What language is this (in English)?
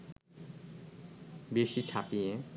Bangla